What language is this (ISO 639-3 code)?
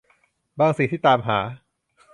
tha